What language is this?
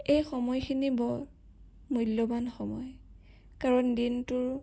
Assamese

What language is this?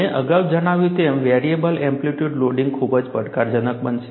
Gujarati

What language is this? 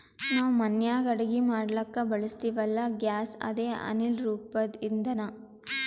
Kannada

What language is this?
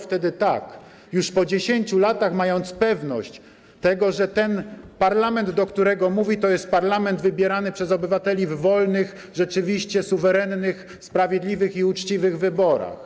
Polish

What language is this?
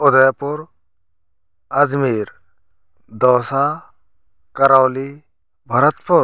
Hindi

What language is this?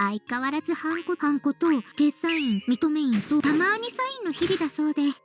Japanese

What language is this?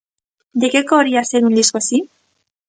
Galician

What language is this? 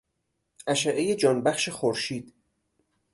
Persian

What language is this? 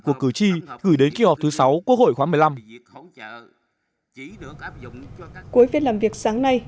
Vietnamese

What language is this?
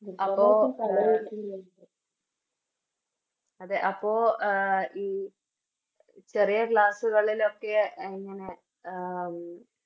Malayalam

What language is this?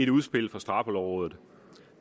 Danish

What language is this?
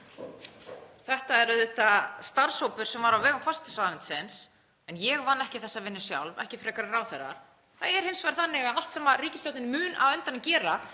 Icelandic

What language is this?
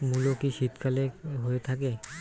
Bangla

